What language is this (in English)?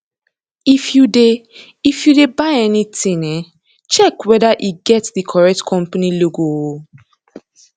Nigerian Pidgin